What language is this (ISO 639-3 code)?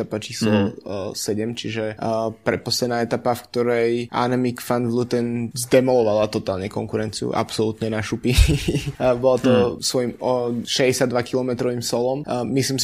slk